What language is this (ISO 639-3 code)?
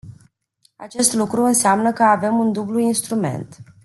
ron